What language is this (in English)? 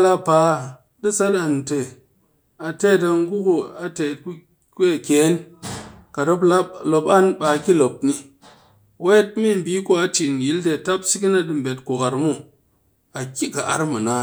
Cakfem-Mushere